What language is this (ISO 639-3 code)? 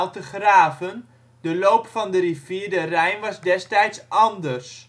nld